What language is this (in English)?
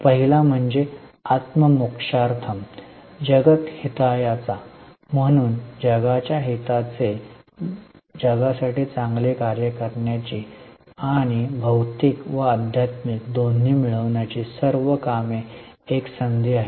Marathi